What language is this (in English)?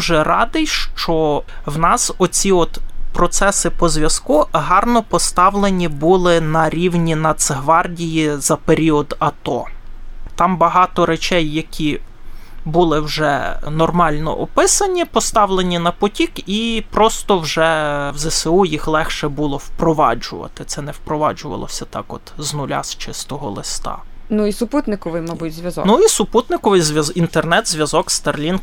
Ukrainian